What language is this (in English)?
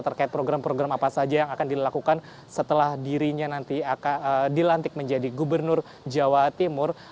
Indonesian